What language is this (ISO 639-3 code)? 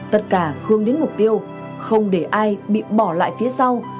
vie